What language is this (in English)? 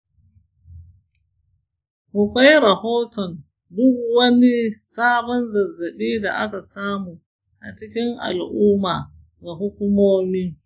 Hausa